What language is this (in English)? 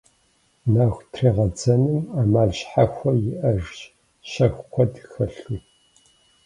Kabardian